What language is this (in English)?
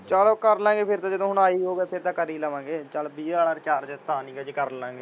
Punjabi